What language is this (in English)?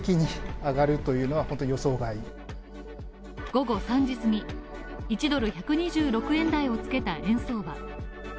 Japanese